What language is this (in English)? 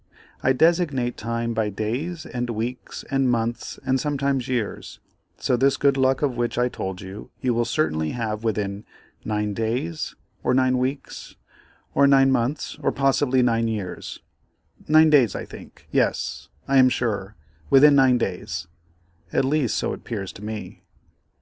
English